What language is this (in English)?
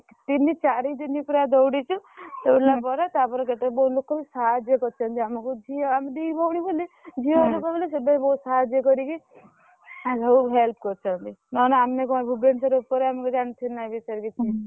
Odia